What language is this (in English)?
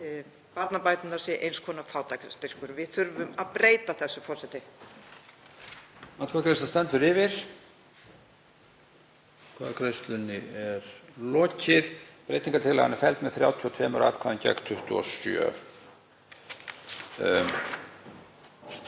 Icelandic